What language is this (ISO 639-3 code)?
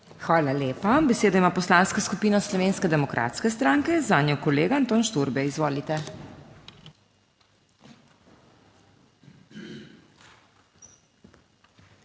slv